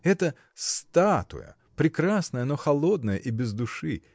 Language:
Russian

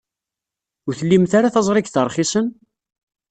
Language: Kabyle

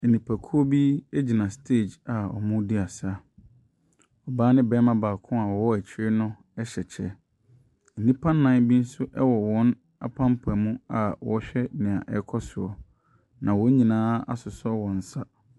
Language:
Akan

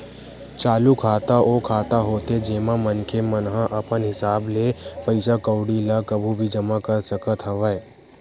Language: Chhattisgarhi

